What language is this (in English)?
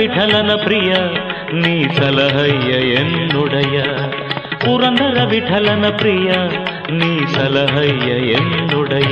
Kannada